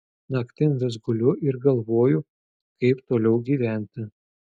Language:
Lithuanian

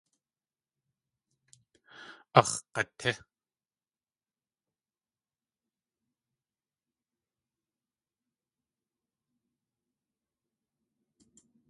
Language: Tlingit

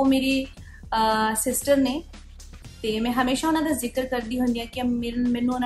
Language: Punjabi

